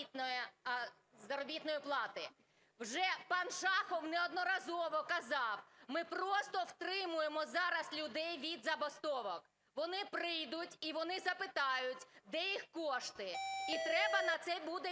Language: Ukrainian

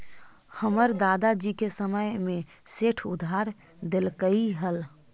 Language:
Magahi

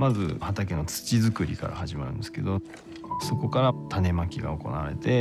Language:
Japanese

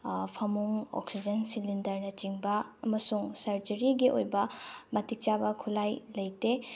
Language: Manipuri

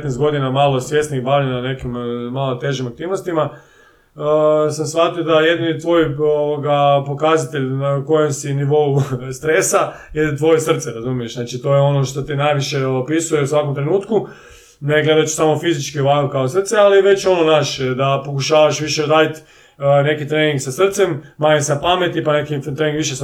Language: Croatian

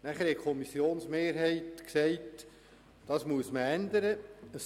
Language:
Swiss German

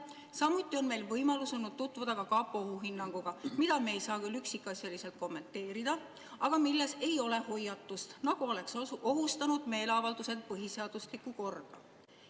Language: Estonian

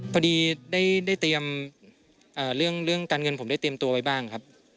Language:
Thai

